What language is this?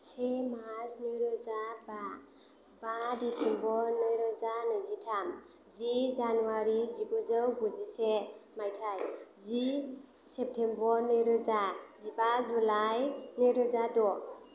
Bodo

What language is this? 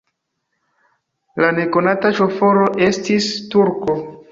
Esperanto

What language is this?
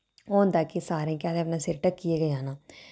Dogri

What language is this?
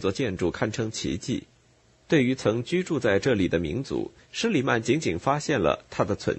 Chinese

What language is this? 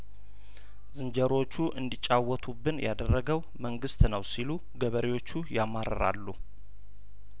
Amharic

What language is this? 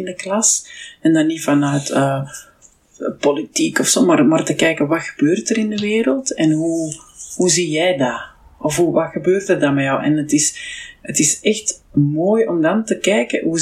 Dutch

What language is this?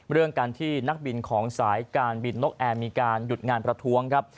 Thai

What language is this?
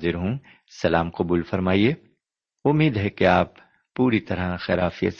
Urdu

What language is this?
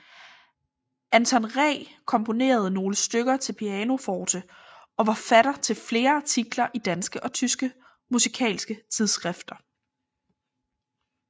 Danish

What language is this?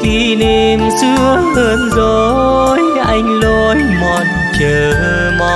Vietnamese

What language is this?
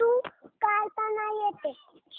Marathi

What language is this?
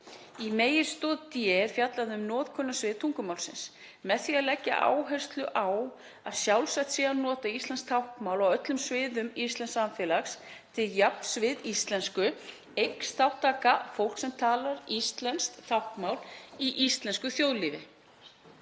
Icelandic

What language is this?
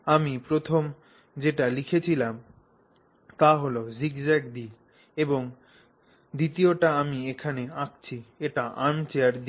Bangla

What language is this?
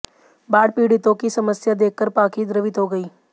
Hindi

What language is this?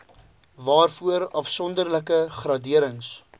Afrikaans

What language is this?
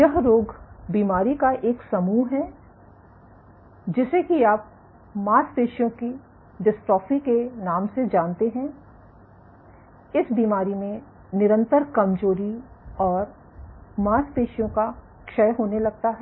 Hindi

